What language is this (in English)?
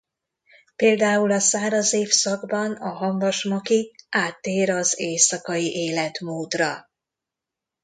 Hungarian